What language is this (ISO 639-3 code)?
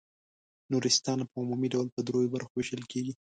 pus